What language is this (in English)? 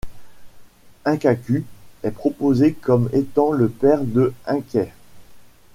French